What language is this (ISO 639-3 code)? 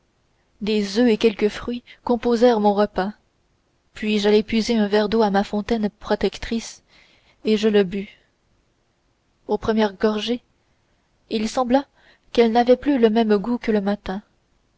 fra